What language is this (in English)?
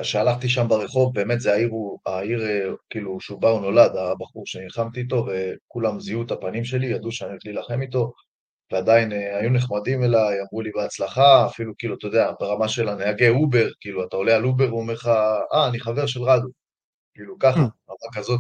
Hebrew